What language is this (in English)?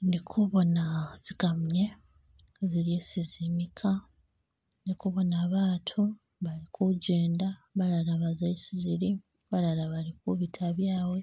Masaaba